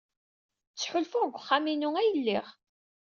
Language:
Kabyle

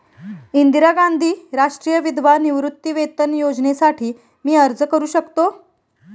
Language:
Marathi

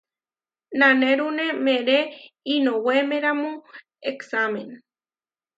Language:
Huarijio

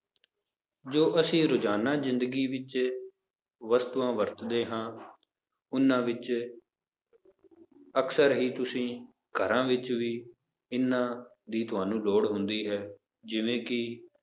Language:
Punjabi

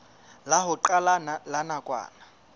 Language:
Southern Sotho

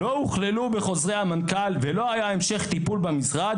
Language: Hebrew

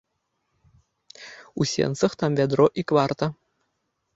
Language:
Belarusian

